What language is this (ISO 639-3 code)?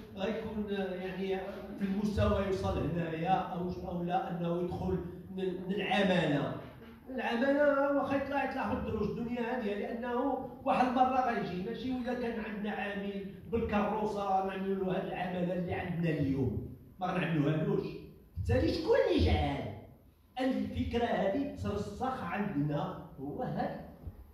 ara